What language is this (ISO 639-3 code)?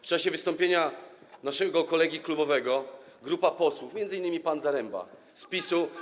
pol